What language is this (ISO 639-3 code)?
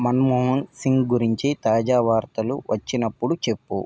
tel